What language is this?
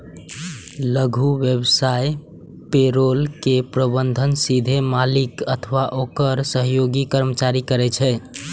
Maithili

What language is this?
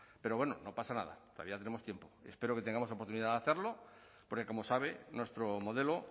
Spanish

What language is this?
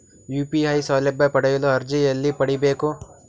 Kannada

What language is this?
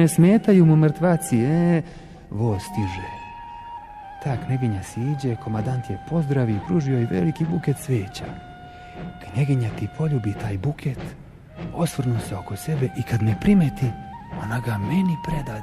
Croatian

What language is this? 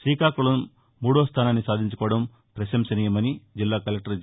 Telugu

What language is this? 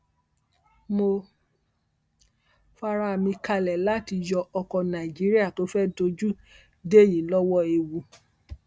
Yoruba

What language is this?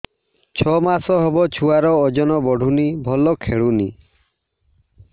Odia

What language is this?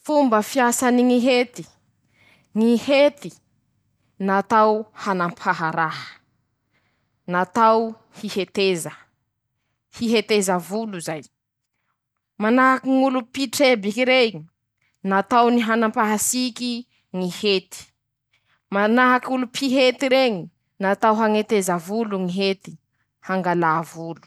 Masikoro Malagasy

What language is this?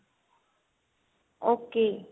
Punjabi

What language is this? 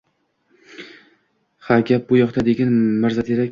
Uzbek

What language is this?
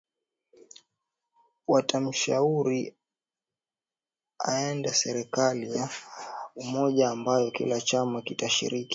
Swahili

